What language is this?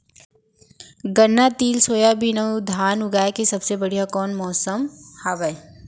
Chhattisgarhi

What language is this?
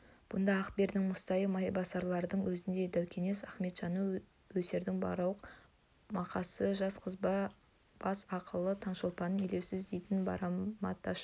Kazakh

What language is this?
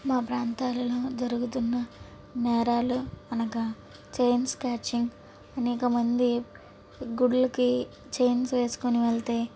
Telugu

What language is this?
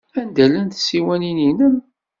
Kabyle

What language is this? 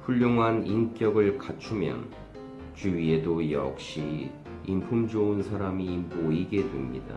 Korean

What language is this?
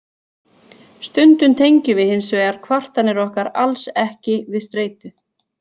Icelandic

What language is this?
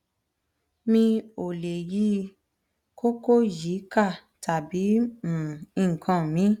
Yoruba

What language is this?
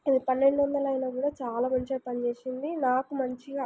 Telugu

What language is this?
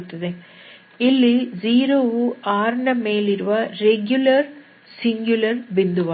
Kannada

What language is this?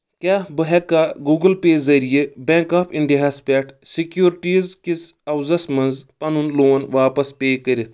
Kashmiri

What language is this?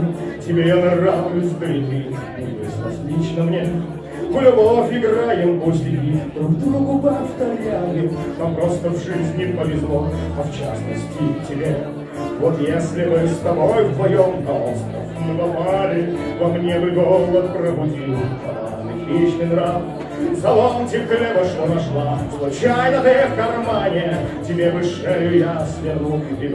Russian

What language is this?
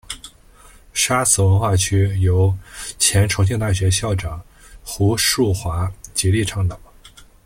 Chinese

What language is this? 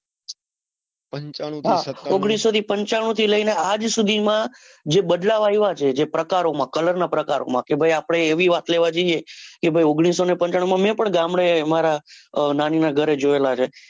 Gujarati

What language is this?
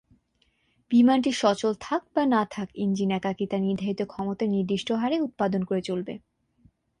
Bangla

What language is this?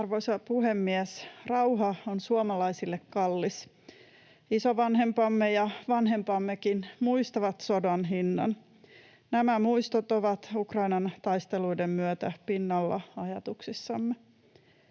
Finnish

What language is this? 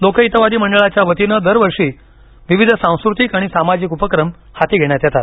Marathi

